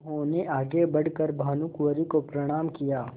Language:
Hindi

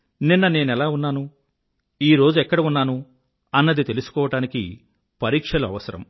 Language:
Telugu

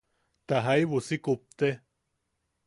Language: Yaqui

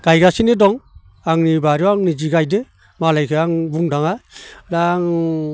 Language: Bodo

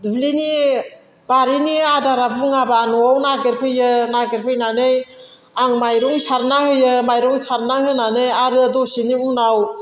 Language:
Bodo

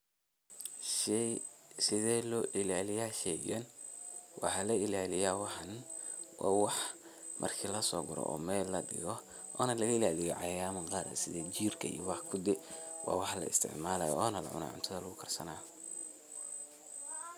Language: Somali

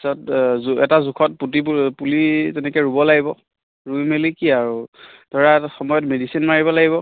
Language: Assamese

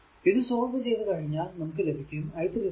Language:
Malayalam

